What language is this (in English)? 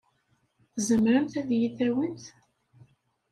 Kabyle